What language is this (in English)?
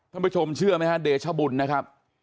Thai